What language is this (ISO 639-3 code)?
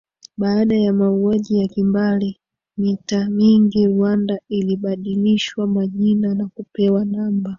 swa